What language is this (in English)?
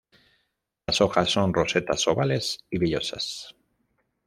Spanish